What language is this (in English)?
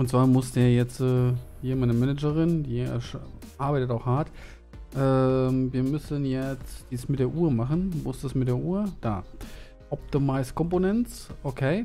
German